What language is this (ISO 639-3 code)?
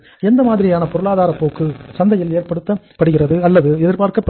tam